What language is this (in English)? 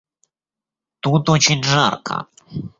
Russian